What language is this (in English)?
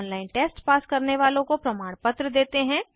Hindi